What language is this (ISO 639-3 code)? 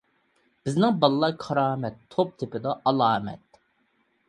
uig